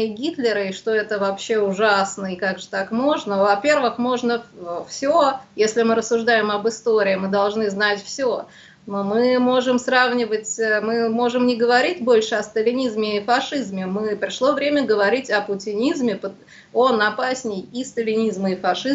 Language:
Russian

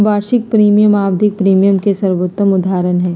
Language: Magahi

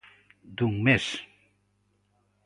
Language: Galician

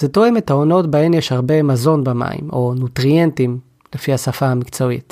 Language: Hebrew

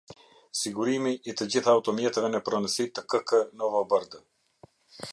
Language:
Albanian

